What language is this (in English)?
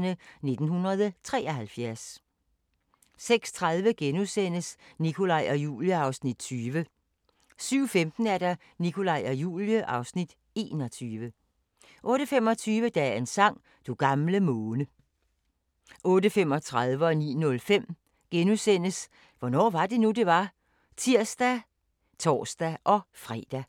Danish